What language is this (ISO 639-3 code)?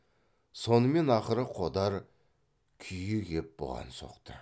kaz